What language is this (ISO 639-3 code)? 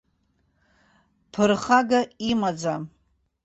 abk